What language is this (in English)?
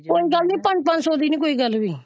Punjabi